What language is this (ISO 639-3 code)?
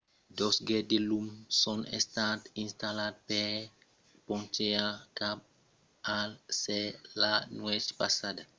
oci